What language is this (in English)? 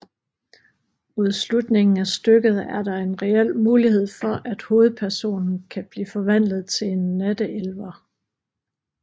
Danish